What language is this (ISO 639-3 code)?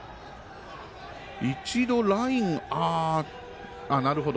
jpn